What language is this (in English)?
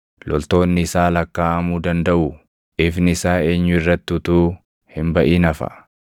Oromo